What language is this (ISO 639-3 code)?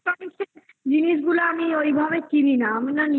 ben